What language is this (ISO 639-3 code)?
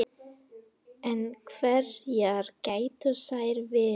isl